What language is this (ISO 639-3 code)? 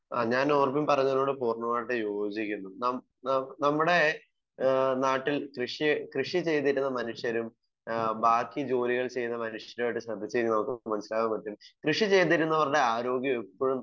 mal